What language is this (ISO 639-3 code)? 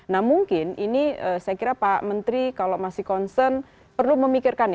ind